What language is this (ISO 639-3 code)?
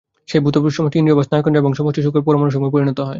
ben